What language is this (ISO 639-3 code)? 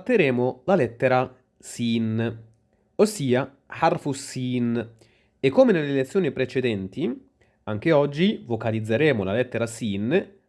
ita